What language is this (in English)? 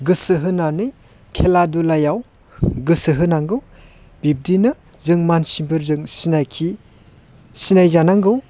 Bodo